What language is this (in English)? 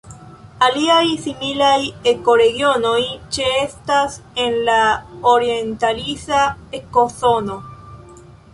Esperanto